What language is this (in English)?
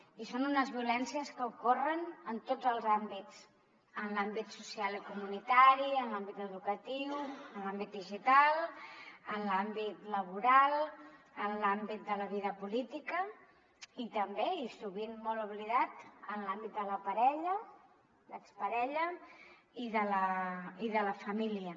Catalan